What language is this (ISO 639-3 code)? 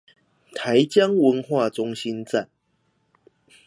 zho